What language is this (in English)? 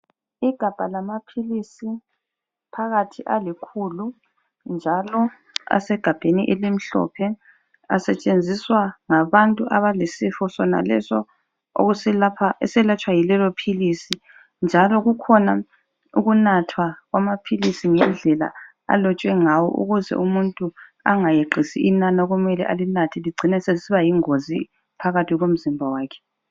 North Ndebele